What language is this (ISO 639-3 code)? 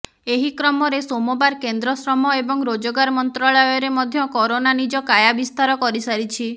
ori